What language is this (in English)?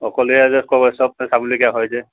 Assamese